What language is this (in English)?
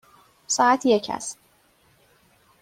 Persian